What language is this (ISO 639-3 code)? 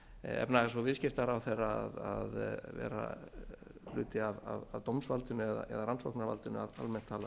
isl